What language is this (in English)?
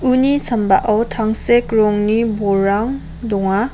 Garo